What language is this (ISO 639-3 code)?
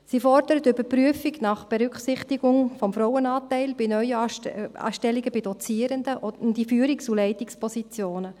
gsw